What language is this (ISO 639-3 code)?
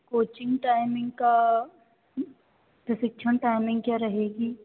hin